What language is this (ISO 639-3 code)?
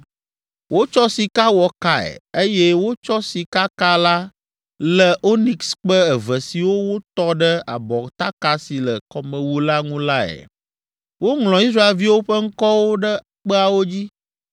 ewe